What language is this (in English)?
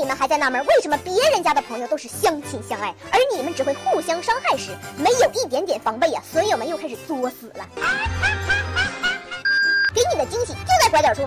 Chinese